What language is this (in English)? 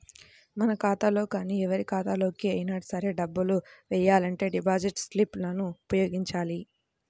Telugu